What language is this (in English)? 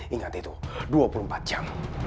Indonesian